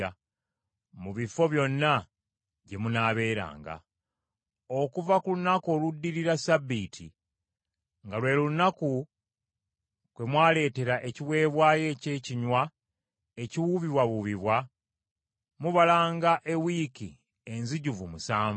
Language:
Ganda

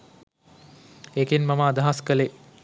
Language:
Sinhala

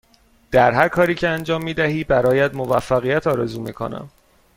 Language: Persian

